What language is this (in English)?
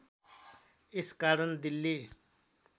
Nepali